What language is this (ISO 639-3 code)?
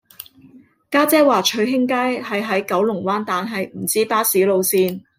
yue